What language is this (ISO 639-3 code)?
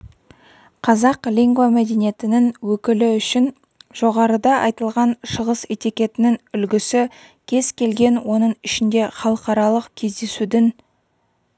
kaz